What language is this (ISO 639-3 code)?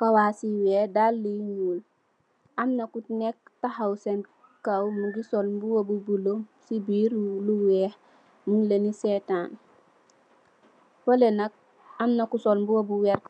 wol